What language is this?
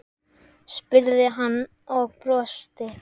Icelandic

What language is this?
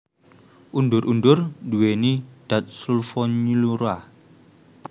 Javanese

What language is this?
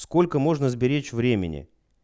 Russian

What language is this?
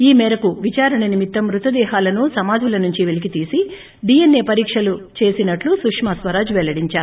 Telugu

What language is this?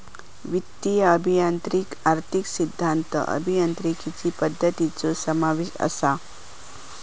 Marathi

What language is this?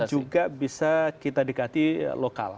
Indonesian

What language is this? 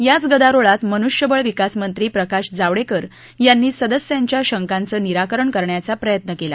Marathi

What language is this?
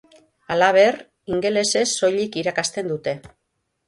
Basque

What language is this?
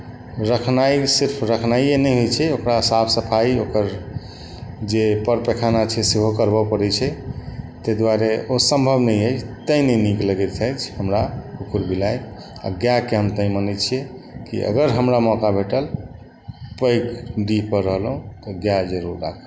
Maithili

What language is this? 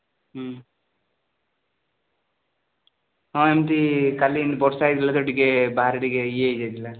Odia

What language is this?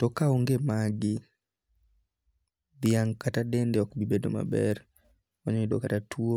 Luo (Kenya and Tanzania)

